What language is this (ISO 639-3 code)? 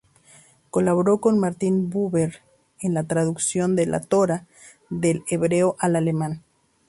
spa